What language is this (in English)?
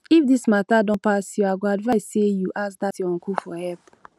Nigerian Pidgin